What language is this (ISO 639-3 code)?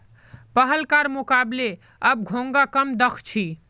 mag